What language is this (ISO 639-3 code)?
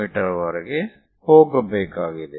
kan